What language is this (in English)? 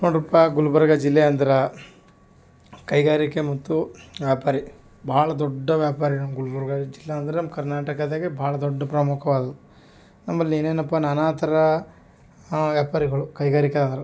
Kannada